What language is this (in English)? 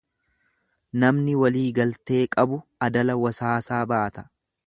Oromo